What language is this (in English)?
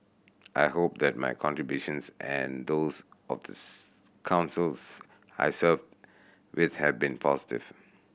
English